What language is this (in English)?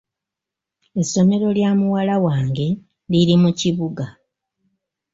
Ganda